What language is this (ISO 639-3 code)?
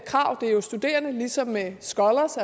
dan